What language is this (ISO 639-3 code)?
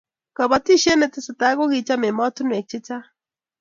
kln